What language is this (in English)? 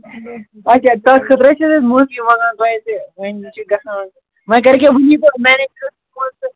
Kashmiri